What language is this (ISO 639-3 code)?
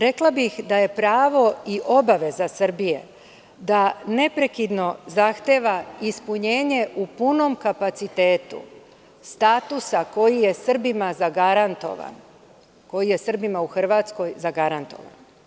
srp